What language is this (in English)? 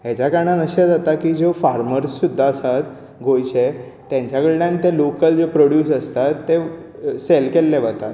Konkani